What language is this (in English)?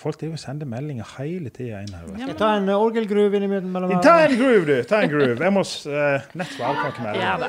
English